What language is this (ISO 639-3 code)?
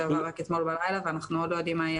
heb